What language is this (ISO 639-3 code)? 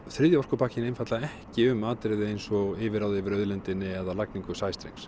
isl